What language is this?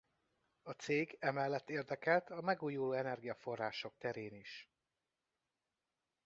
Hungarian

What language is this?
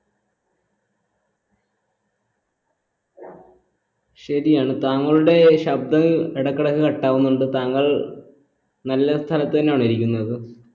Malayalam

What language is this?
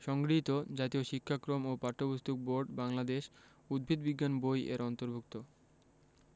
Bangla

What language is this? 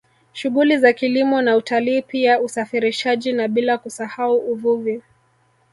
Swahili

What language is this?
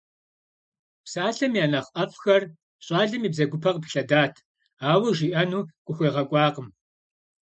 Kabardian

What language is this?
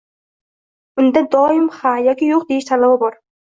Uzbek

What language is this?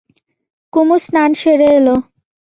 Bangla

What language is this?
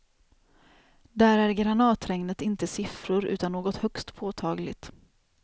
Swedish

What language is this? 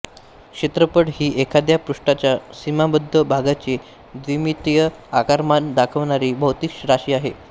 Marathi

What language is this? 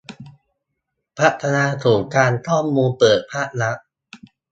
Thai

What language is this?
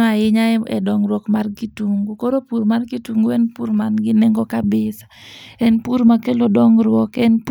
Luo (Kenya and Tanzania)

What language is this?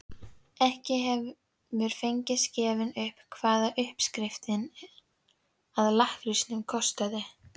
Icelandic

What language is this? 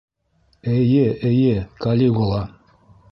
Bashkir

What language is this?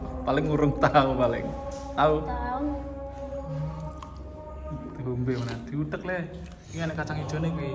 Indonesian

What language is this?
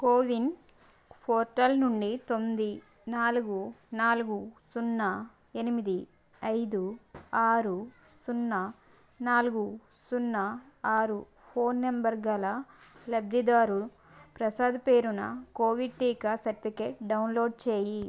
Telugu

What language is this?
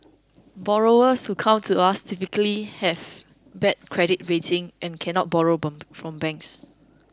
English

